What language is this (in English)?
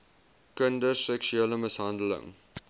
Afrikaans